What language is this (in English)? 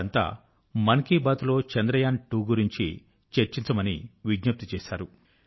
Telugu